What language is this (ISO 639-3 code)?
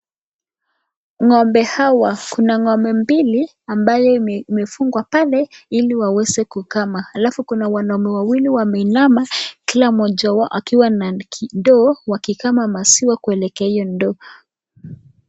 swa